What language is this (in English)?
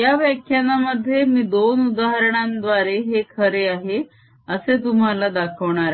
Marathi